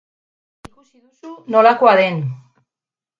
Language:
Basque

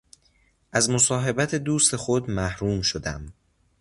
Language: Persian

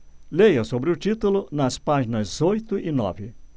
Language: Portuguese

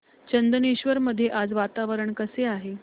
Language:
Marathi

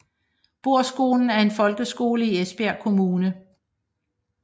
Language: Danish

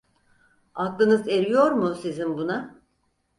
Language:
Turkish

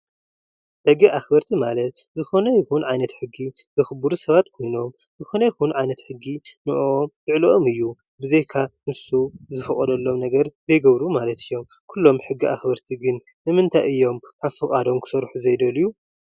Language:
Tigrinya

